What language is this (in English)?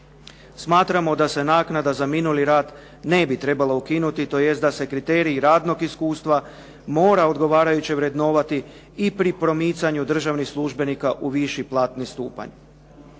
Croatian